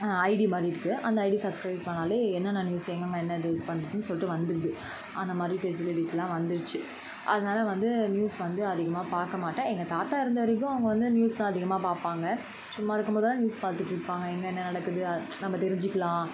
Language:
Tamil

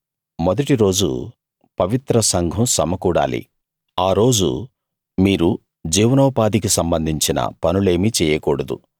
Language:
Telugu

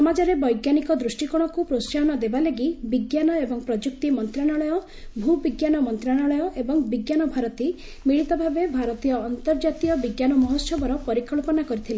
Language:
Odia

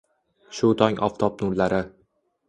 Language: Uzbek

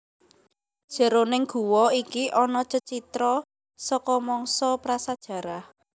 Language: Javanese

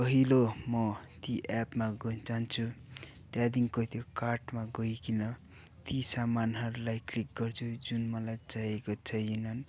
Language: Nepali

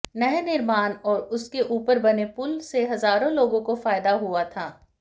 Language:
Hindi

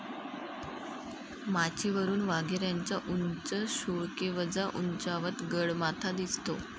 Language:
Marathi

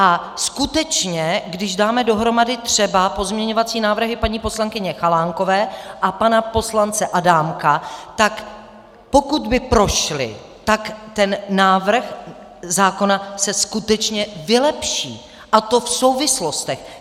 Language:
Czech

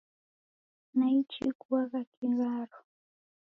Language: Taita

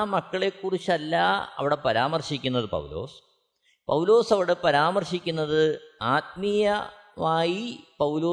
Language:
Malayalam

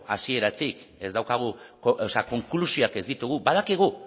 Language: Basque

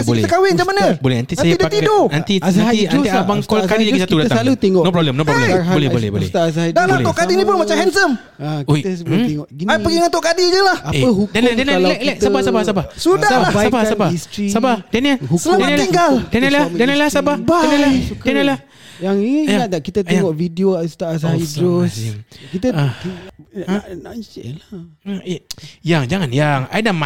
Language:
Malay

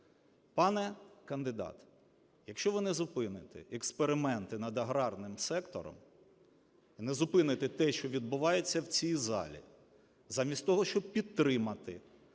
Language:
Ukrainian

